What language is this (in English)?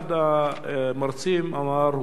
Hebrew